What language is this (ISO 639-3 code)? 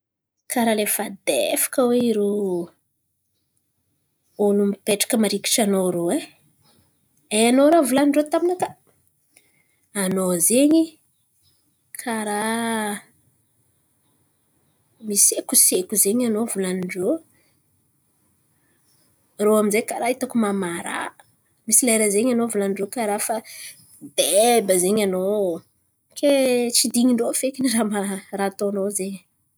xmv